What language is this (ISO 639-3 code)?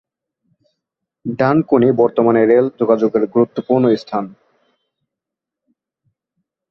ben